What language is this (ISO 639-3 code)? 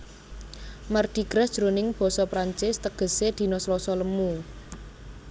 jav